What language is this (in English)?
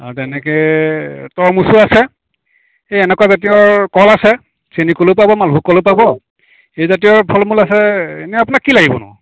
Assamese